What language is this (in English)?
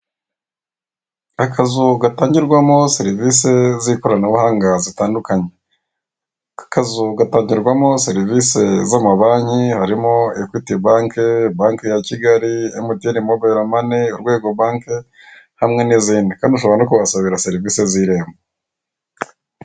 Kinyarwanda